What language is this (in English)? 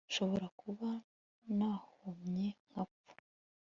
Kinyarwanda